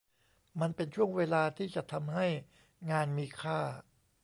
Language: Thai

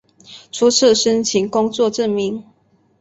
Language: Chinese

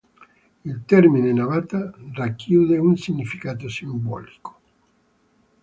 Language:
Italian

